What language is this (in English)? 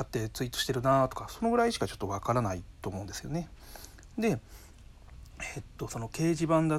Japanese